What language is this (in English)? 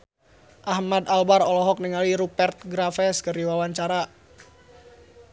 Sundanese